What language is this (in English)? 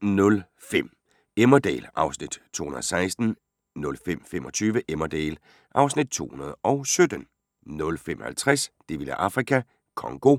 Danish